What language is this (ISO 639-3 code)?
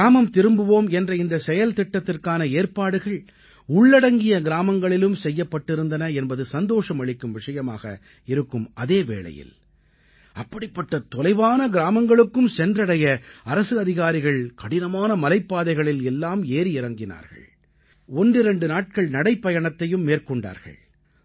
tam